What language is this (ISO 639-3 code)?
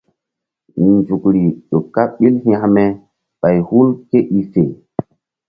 mdd